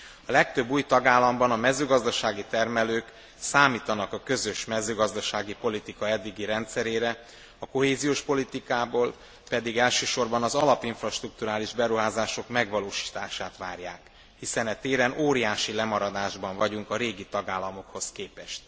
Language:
Hungarian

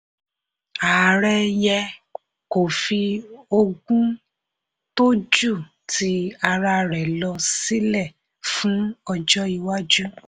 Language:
Yoruba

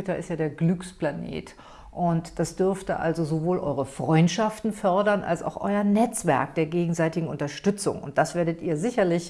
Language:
German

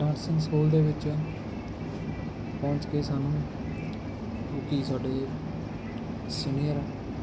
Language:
Punjabi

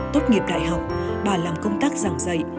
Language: Vietnamese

